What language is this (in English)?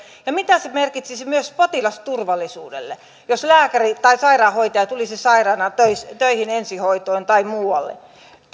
Finnish